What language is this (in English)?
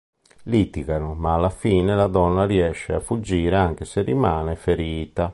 Italian